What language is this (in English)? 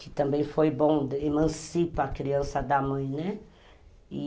Portuguese